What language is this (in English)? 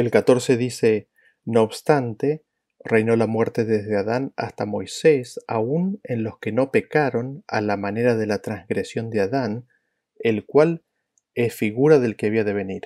Spanish